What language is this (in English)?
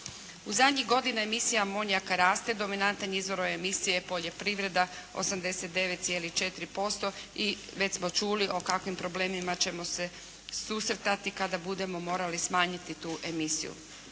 Croatian